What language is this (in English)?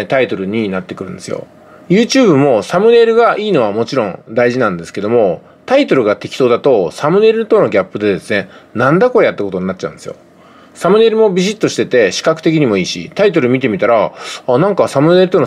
Japanese